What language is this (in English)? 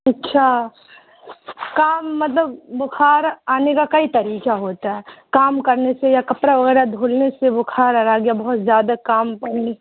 Urdu